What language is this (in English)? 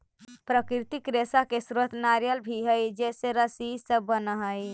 Magahi